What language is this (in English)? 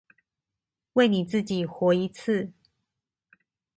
Chinese